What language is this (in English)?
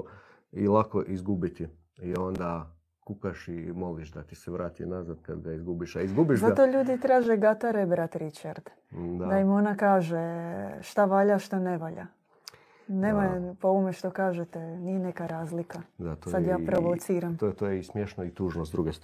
Croatian